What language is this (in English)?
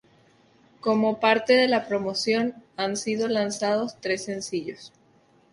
Spanish